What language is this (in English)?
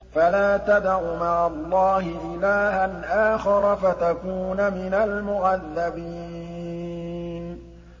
Arabic